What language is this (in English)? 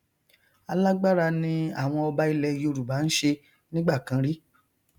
Yoruba